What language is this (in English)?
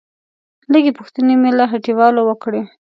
Pashto